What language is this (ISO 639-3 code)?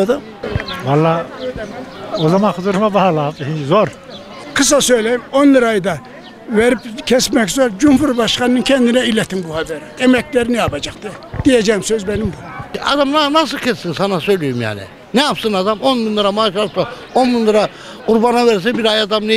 tur